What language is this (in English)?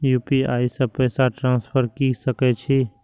Maithili